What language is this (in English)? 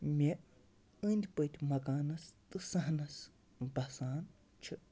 Kashmiri